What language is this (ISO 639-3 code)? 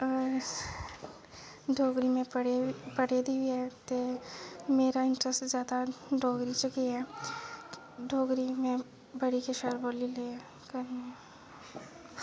doi